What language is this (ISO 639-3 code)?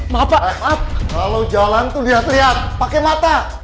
ind